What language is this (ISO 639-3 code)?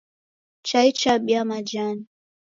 dav